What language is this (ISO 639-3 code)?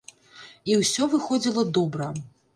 bel